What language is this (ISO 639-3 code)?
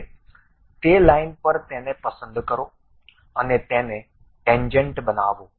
guj